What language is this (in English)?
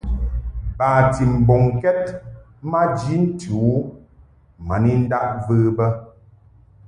Mungaka